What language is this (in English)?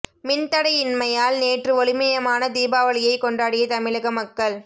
Tamil